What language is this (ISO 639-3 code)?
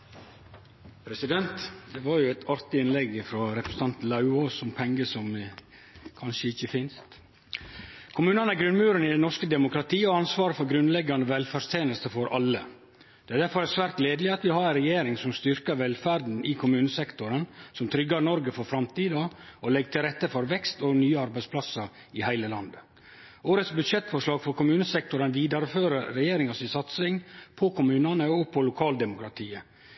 nor